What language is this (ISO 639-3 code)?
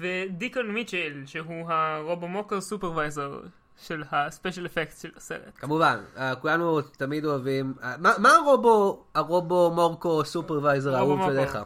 heb